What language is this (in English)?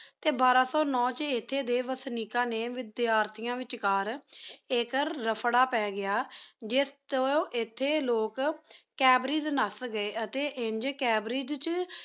Punjabi